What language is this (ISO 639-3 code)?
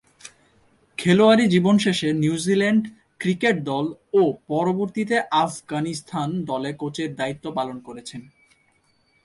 ben